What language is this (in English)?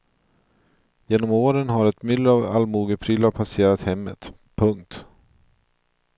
Swedish